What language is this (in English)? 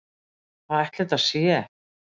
Icelandic